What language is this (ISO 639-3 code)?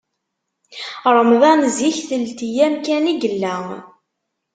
kab